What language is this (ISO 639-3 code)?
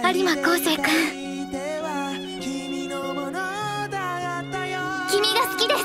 jpn